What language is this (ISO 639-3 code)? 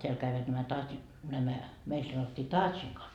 fin